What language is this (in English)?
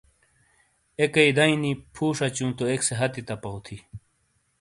Shina